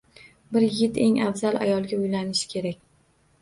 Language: Uzbek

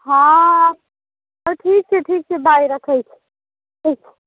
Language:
Maithili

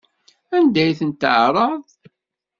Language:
Kabyle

